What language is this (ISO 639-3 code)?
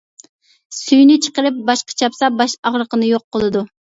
uig